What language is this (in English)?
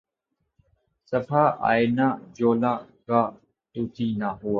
Urdu